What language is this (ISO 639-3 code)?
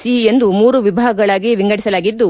kan